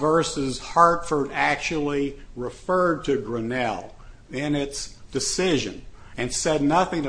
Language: English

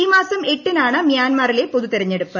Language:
Malayalam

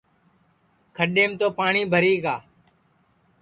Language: Sansi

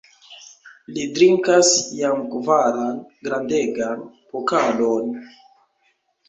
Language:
Esperanto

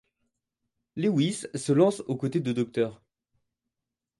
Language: French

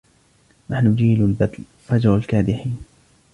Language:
Arabic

